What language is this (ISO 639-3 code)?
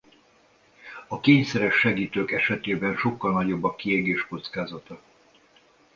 hun